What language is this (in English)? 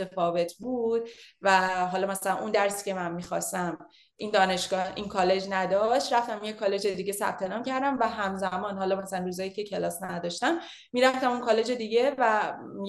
Persian